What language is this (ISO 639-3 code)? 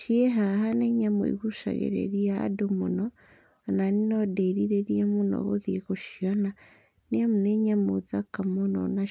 kik